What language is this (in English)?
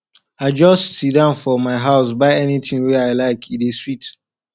Nigerian Pidgin